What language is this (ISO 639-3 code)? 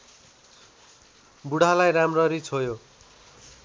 nep